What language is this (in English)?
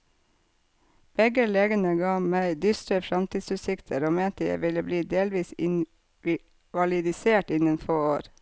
Norwegian